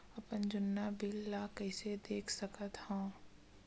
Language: Chhattisgarhi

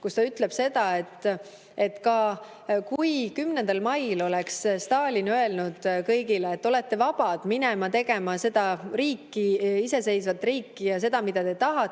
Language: Estonian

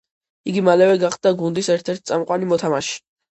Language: Georgian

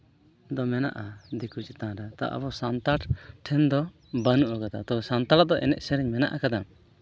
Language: Santali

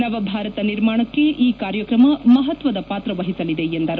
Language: Kannada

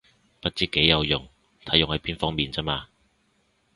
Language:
Cantonese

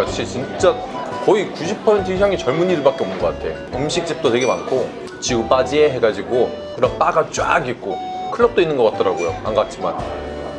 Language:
Korean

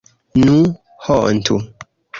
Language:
Esperanto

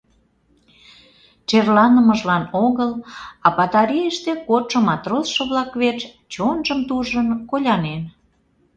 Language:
Mari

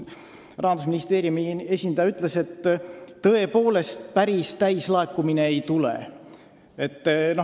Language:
Estonian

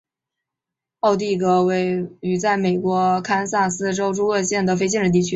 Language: Chinese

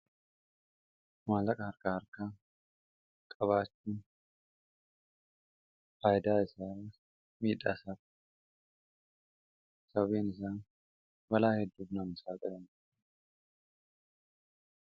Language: Oromo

